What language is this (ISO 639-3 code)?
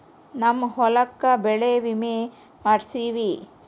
kan